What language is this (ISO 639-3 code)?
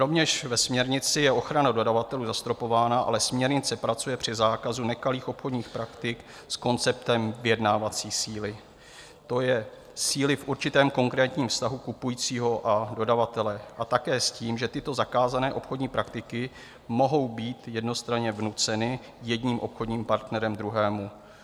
ces